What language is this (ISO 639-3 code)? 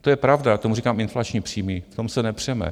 ces